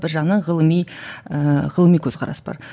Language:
Kazakh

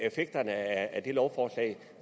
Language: Danish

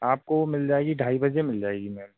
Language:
Hindi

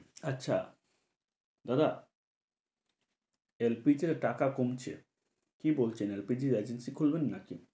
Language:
Bangla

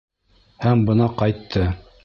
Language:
Bashkir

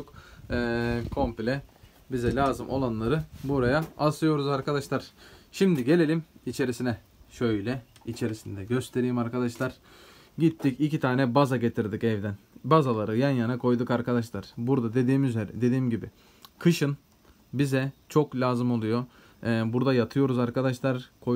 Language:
Turkish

